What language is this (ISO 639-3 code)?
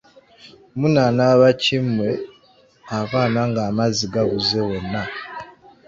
lug